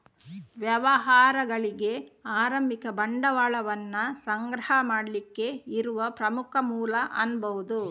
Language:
Kannada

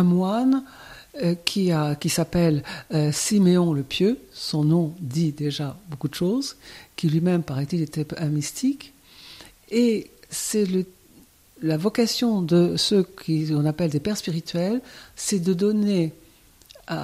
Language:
French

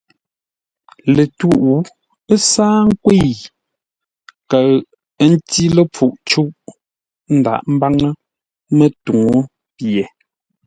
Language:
Ngombale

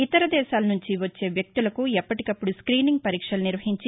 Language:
Telugu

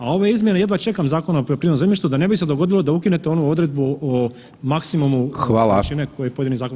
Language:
Croatian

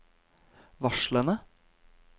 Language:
Norwegian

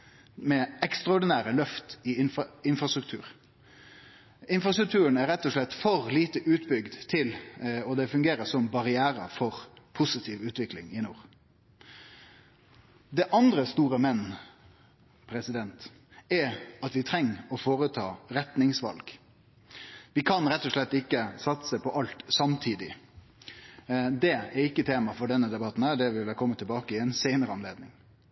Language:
Norwegian Nynorsk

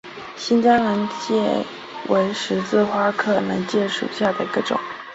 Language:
Chinese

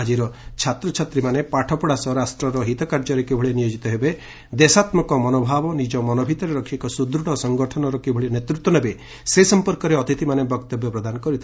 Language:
Odia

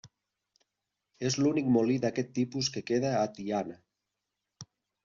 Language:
Catalan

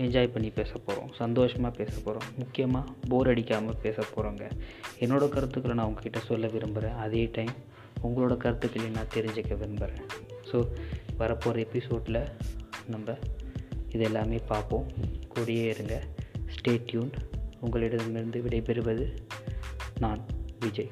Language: Tamil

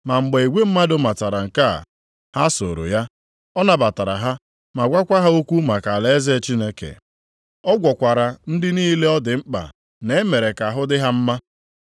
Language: Igbo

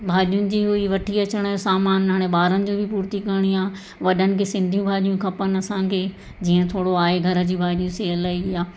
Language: Sindhi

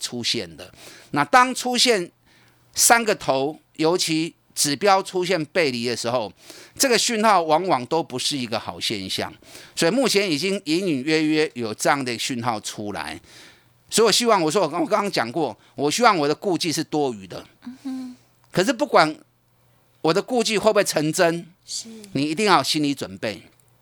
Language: Chinese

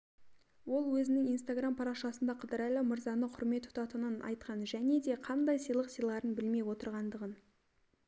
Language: Kazakh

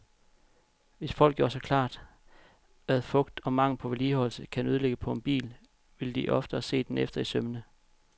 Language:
Danish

